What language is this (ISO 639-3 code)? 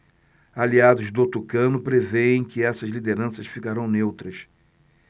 por